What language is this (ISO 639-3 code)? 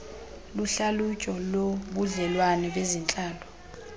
xho